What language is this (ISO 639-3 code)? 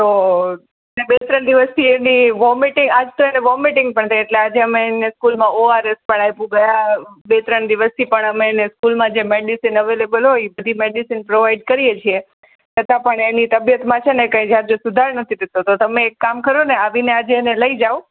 guj